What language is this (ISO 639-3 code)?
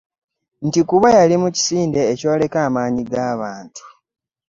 lug